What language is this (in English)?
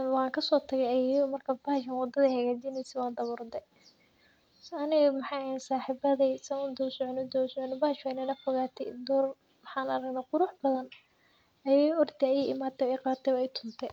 Somali